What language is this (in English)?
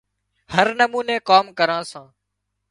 Wadiyara Koli